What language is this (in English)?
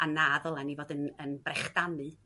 Welsh